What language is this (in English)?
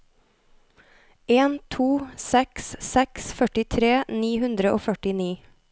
Norwegian